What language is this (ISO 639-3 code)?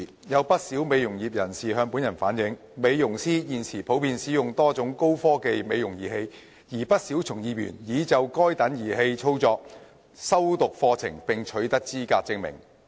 yue